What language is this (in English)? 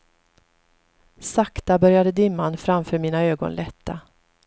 Swedish